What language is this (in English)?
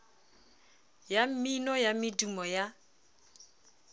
Southern Sotho